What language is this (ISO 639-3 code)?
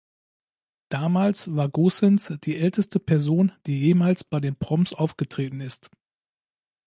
deu